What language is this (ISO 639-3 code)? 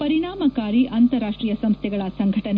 kan